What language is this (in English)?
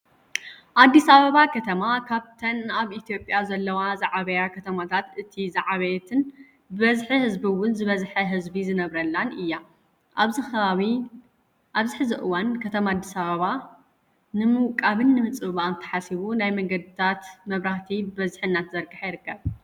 Tigrinya